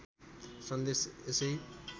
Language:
Nepali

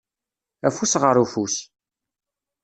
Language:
Kabyle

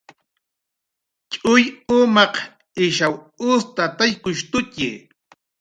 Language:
Jaqaru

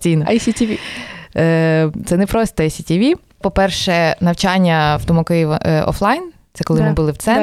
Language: Ukrainian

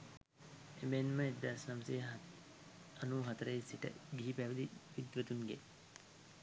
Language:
Sinhala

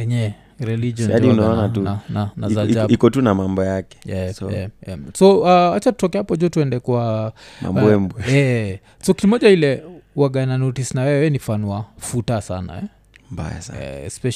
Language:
Swahili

